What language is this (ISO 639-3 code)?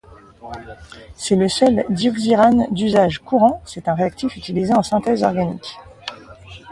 fra